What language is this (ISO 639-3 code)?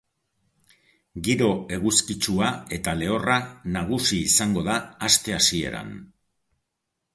eus